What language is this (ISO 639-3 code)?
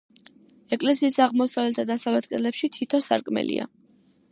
kat